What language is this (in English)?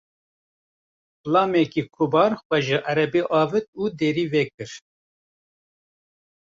Kurdish